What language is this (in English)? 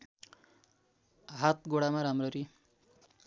Nepali